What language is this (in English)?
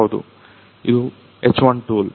Kannada